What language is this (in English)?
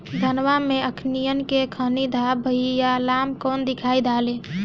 Bhojpuri